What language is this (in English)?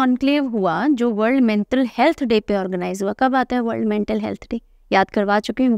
Hindi